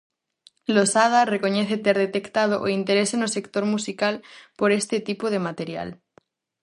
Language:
Galician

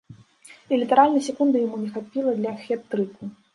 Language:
Belarusian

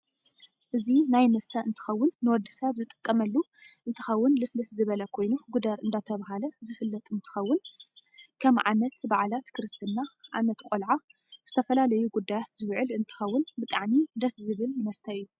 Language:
Tigrinya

